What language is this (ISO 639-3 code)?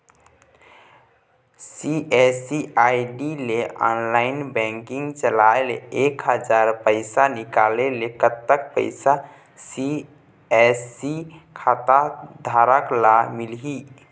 hne